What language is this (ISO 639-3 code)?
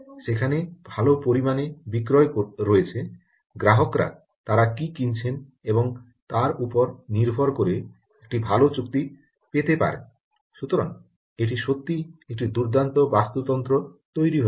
ben